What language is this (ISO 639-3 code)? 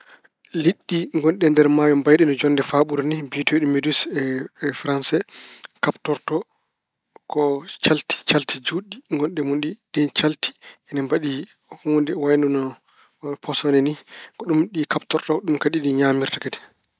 ful